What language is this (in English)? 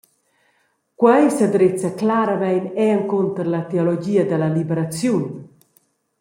Romansh